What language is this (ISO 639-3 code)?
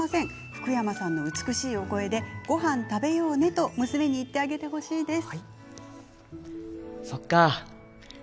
jpn